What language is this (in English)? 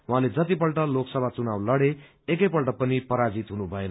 Nepali